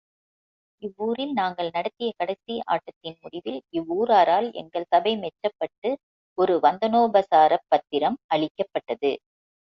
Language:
Tamil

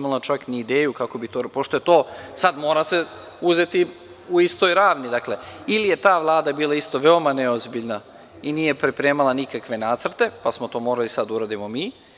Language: Serbian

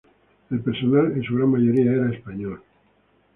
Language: Spanish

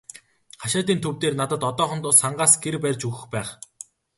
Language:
Mongolian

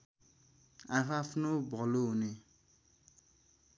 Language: Nepali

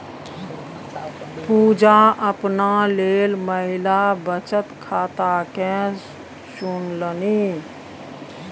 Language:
Maithili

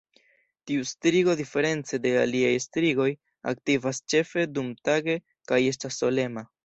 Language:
Esperanto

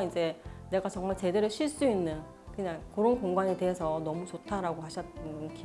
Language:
Korean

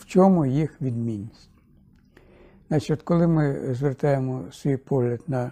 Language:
Ukrainian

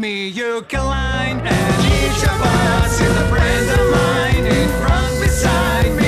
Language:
Ukrainian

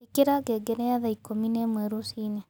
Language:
Kikuyu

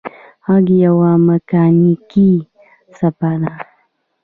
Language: Pashto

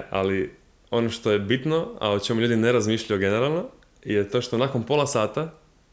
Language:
Croatian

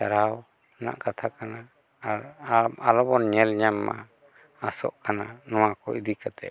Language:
Santali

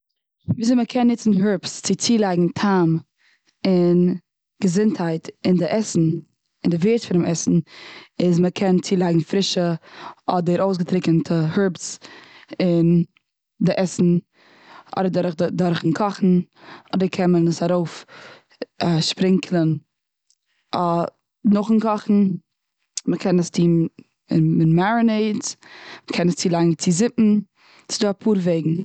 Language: Yiddish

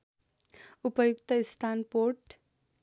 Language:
Nepali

